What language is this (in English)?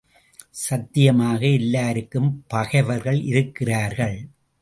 Tamil